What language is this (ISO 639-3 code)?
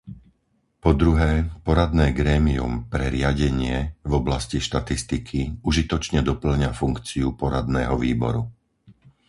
slk